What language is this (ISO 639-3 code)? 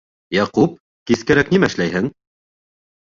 bak